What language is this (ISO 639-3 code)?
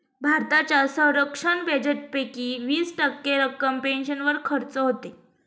mar